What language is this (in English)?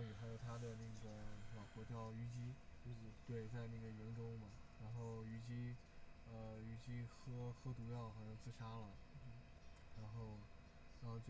Chinese